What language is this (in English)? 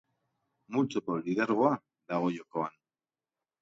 Basque